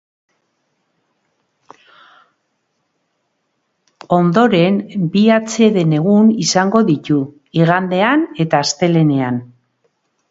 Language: Basque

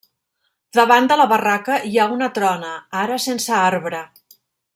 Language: Catalan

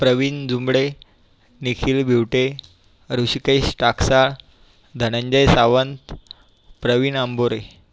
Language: Marathi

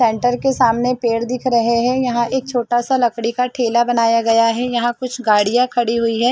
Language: Hindi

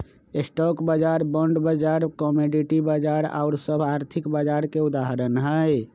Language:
Magahi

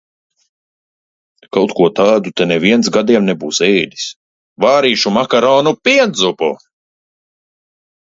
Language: Latvian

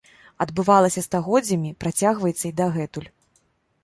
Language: Belarusian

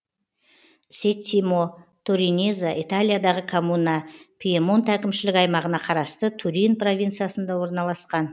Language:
Kazakh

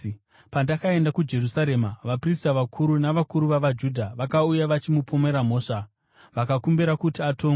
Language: Shona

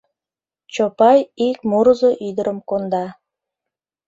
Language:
Mari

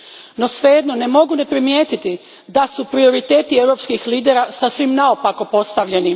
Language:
Croatian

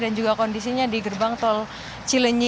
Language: Indonesian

